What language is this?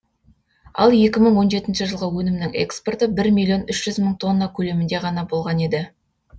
Kazakh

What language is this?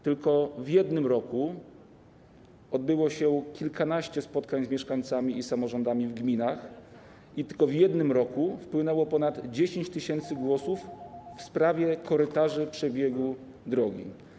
Polish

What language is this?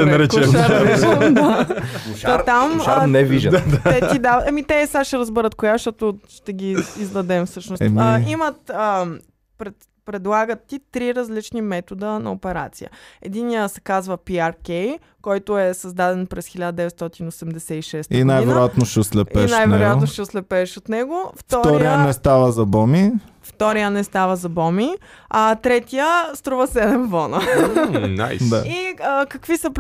Bulgarian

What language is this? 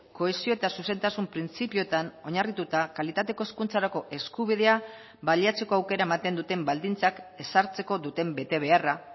Basque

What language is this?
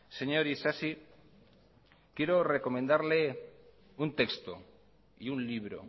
Spanish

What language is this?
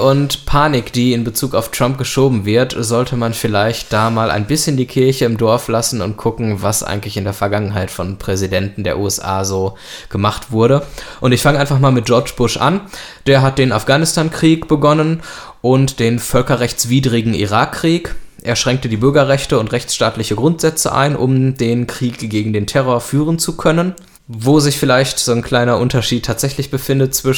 German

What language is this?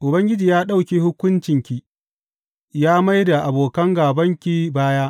Hausa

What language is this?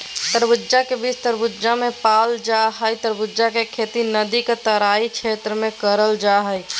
Magahi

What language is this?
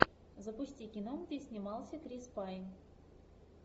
Russian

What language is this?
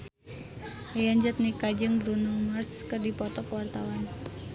Sundanese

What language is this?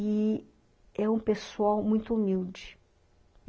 Portuguese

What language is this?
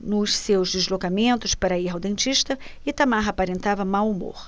Portuguese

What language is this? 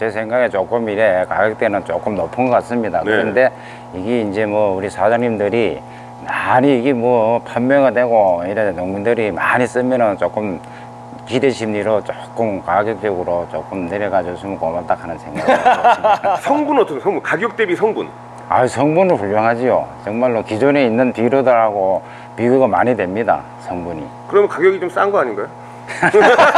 Korean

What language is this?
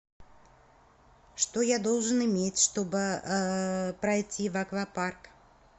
Russian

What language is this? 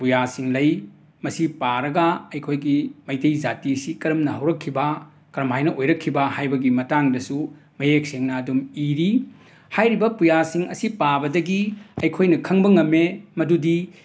Manipuri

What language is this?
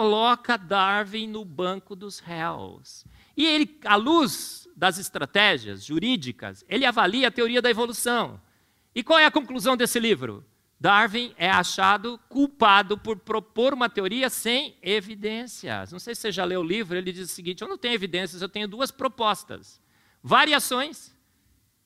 Portuguese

